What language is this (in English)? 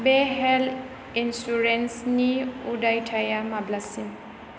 Bodo